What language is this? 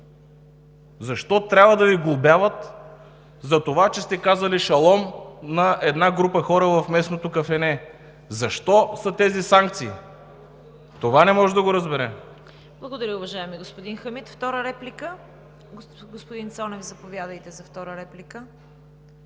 Bulgarian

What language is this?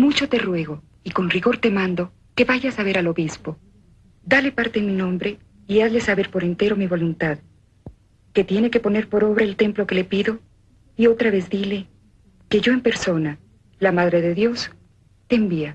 Spanish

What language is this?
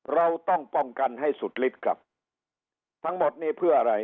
Thai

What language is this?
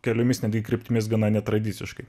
Lithuanian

